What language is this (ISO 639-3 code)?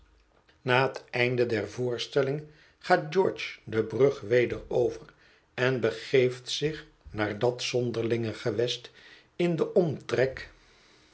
nld